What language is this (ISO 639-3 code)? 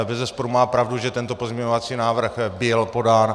ces